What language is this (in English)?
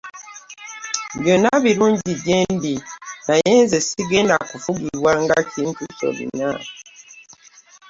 Ganda